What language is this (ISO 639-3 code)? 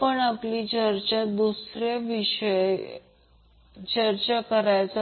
mar